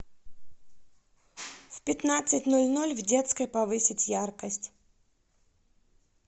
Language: Russian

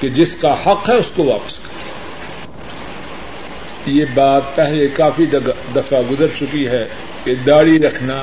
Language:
Urdu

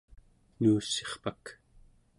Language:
Central Yupik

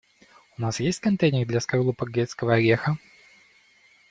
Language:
Russian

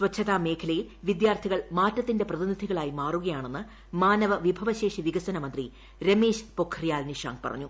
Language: Malayalam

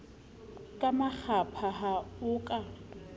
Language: Southern Sotho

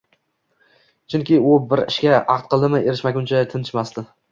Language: Uzbek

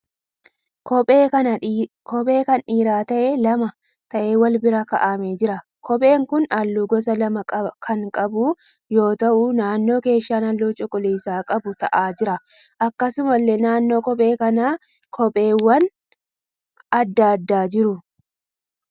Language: Oromo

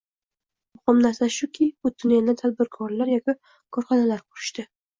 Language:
Uzbek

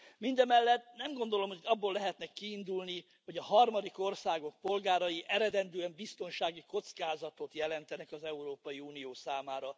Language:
Hungarian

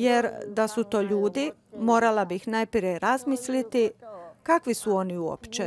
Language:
Croatian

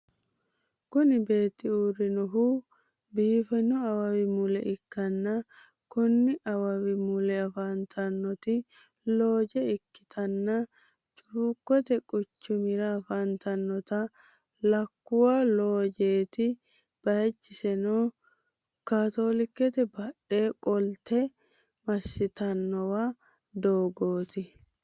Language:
Sidamo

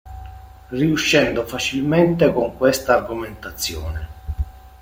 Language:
Italian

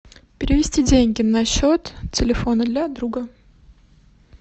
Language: Russian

